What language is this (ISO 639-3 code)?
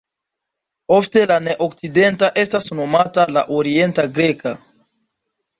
epo